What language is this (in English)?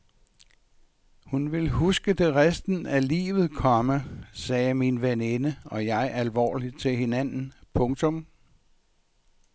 Danish